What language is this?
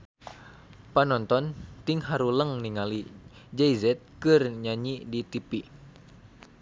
Sundanese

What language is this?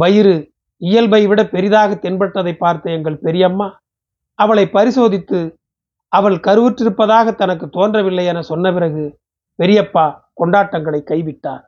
Tamil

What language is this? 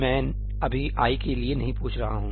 Hindi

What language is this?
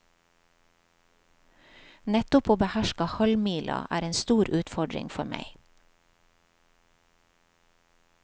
Norwegian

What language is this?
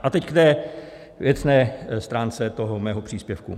Czech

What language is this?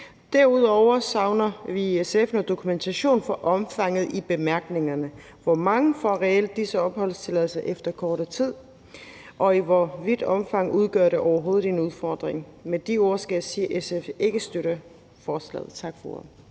Danish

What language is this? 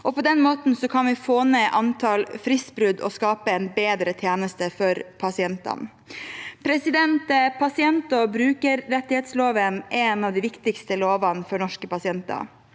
Norwegian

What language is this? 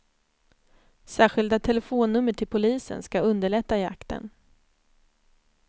Swedish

